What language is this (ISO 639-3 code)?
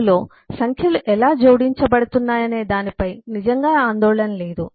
tel